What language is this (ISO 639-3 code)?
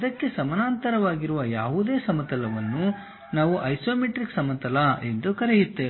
kan